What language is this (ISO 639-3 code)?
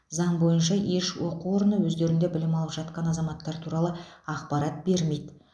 kaz